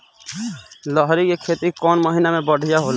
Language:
Bhojpuri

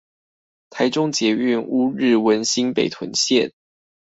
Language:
Chinese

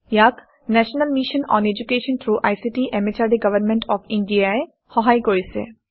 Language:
Assamese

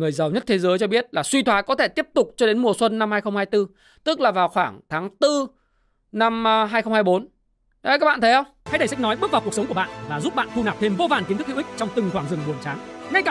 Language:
Vietnamese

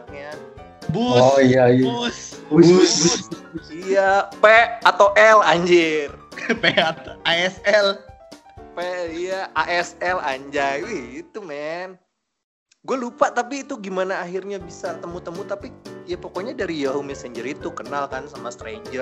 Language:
Indonesian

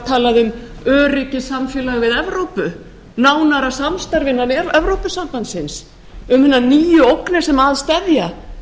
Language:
Icelandic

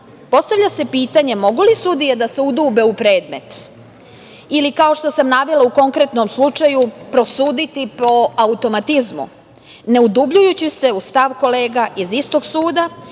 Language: Serbian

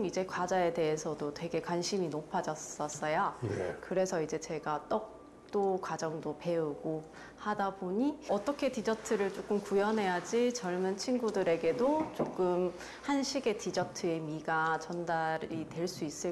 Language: Korean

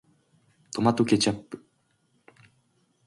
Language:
Japanese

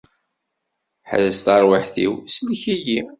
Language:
Kabyle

